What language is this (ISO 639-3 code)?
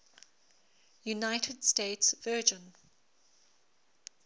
eng